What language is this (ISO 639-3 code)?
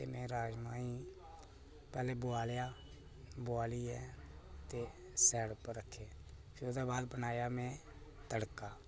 doi